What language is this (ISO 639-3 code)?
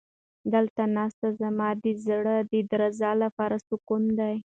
pus